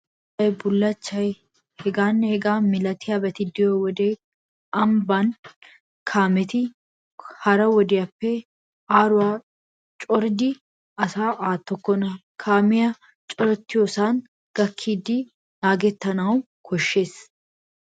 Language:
Wolaytta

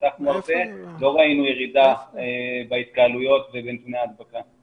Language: Hebrew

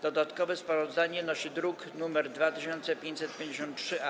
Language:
Polish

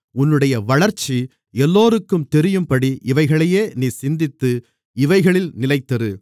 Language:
Tamil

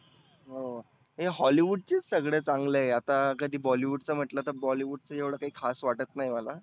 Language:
Marathi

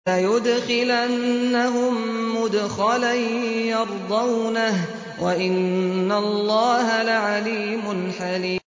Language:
Arabic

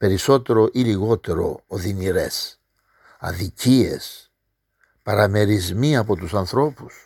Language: Greek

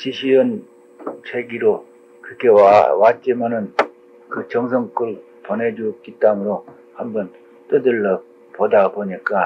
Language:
Korean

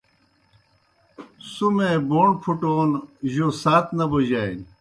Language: Kohistani Shina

